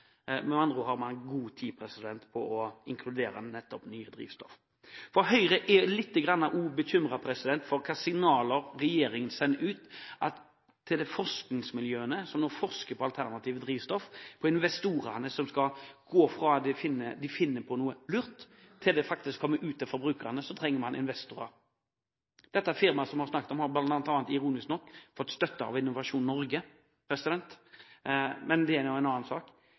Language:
Norwegian Bokmål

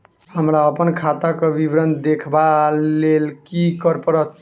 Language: Maithili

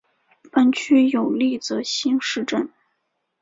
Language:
Chinese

